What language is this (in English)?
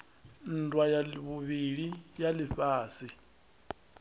Venda